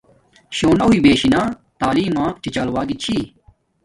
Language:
Domaaki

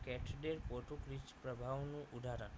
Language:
Gujarati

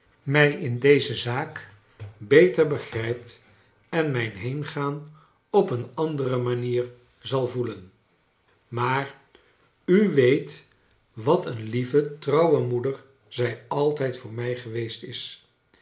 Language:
Dutch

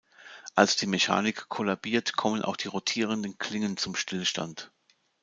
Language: German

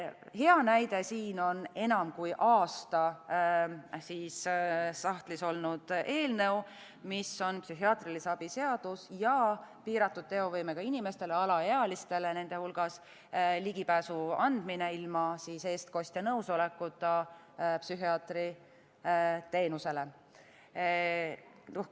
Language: Estonian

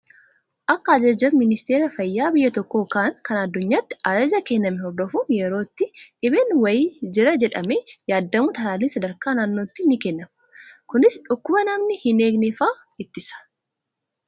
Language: Oromo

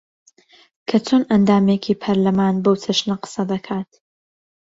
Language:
Central Kurdish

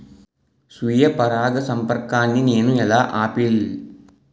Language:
Telugu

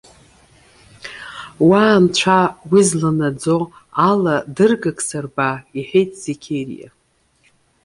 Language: Abkhazian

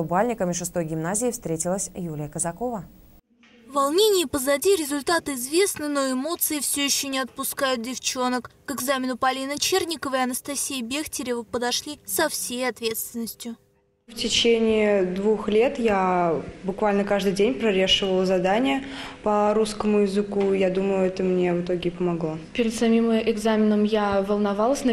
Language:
Russian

